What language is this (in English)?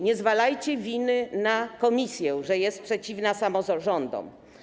Polish